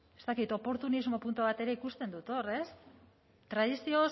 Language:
Basque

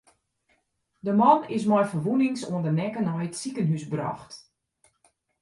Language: Western Frisian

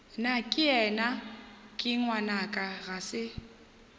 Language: Northern Sotho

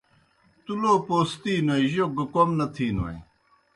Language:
Kohistani Shina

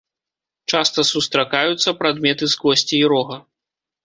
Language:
Belarusian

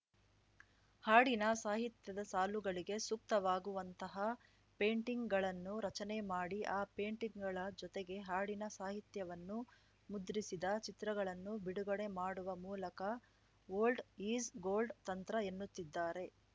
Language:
Kannada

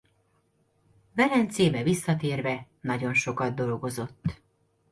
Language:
Hungarian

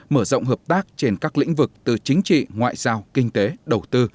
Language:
Vietnamese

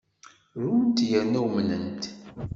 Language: Kabyle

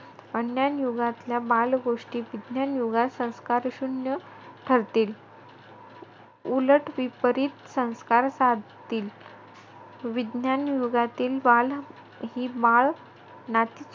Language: Marathi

